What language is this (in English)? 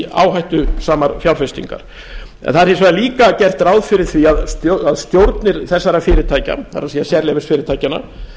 Icelandic